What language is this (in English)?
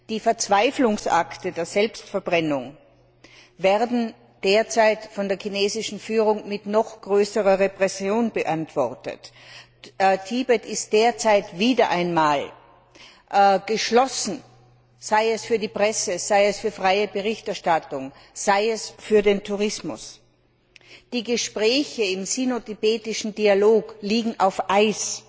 German